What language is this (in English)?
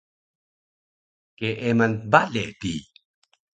Taroko